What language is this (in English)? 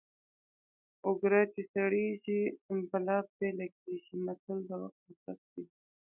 Pashto